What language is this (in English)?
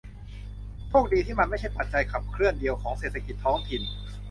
Thai